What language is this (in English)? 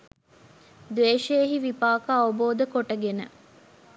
Sinhala